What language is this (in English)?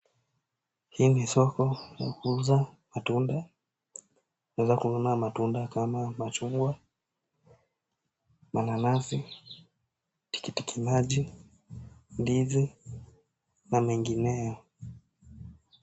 Swahili